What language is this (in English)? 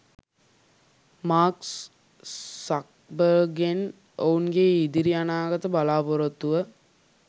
Sinhala